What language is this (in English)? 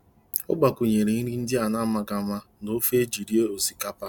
Igbo